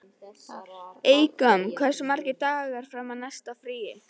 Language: Icelandic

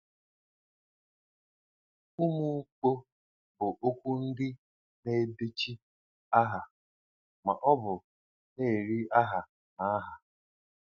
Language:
Igbo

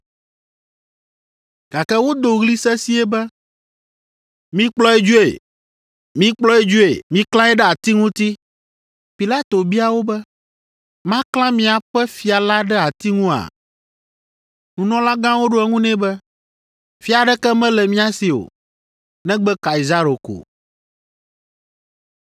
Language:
Ewe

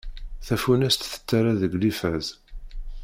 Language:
Kabyle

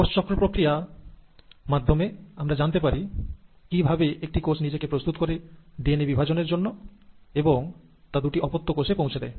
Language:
Bangla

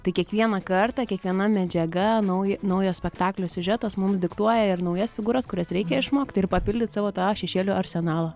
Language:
Lithuanian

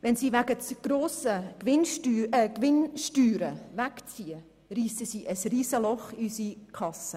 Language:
Swiss German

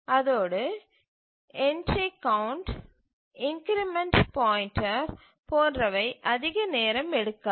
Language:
Tamil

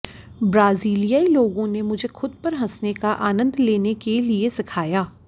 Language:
Hindi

